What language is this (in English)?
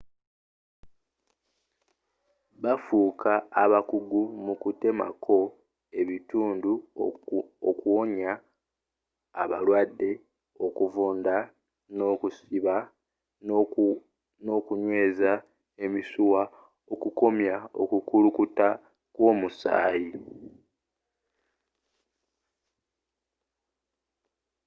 Ganda